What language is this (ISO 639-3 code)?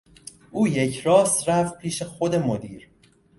fas